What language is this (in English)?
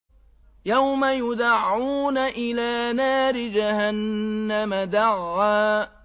Arabic